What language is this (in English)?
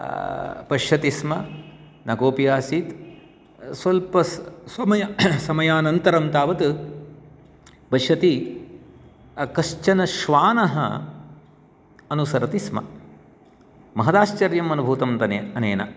Sanskrit